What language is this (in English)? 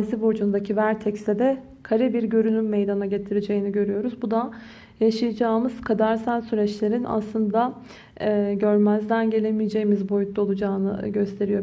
Turkish